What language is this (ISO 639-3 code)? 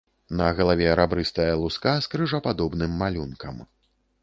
bel